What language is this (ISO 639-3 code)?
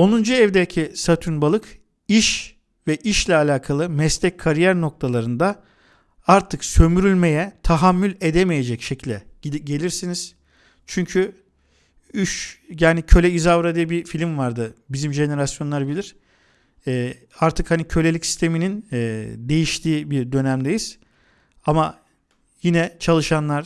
tur